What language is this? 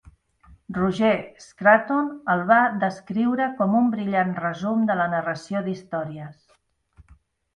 Catalan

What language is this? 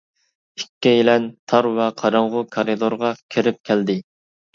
Uyghur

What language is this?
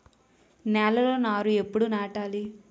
Telugu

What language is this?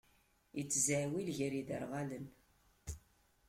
Kabyle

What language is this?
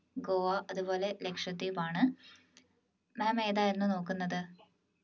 Malayalam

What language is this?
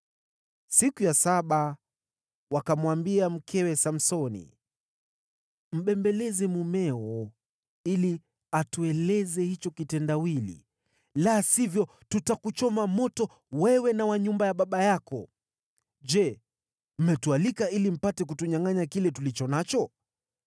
Swahili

